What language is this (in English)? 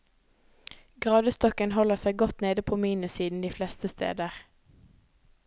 Norwegian